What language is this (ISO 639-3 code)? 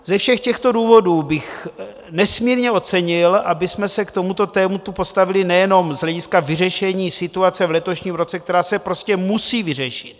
ces